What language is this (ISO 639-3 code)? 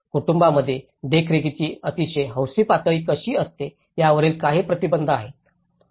mar